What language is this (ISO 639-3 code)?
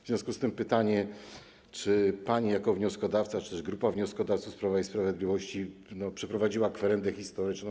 pol